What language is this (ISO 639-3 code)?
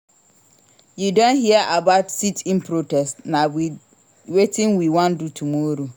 pcm